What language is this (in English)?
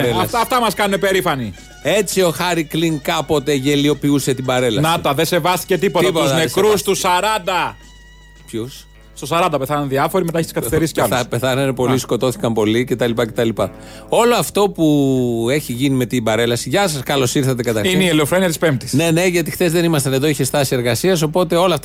Greek